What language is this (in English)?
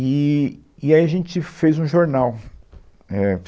Portuguese